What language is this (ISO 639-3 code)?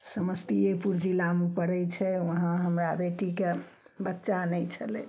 mai